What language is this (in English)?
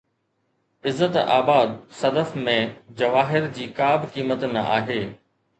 Sindhi